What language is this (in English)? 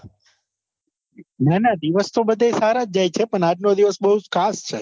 Gujarati